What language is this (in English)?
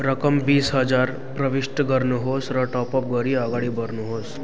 Nepali